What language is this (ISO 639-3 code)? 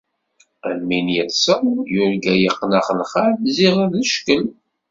kab